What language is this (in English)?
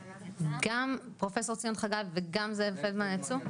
Hebrew